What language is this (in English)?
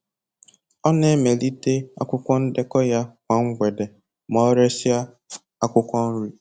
Igbo